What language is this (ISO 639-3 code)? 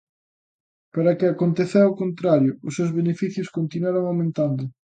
glg